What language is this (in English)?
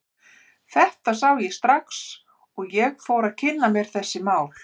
Icelandic